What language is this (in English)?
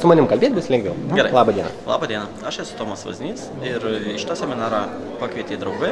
Lithuanian